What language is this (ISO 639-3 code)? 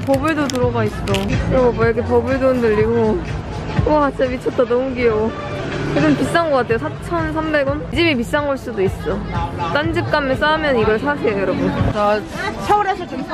kor